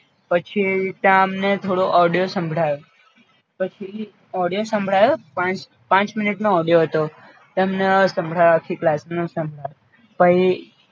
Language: Gujarati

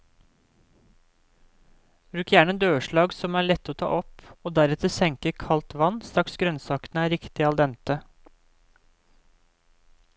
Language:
Norwegian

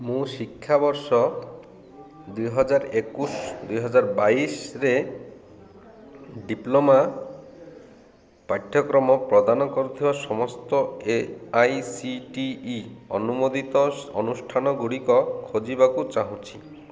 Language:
Odia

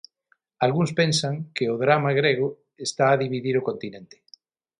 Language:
Galician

